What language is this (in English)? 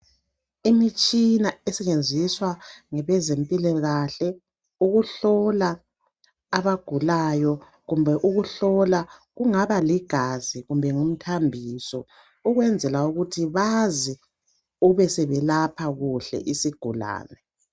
North Ndebele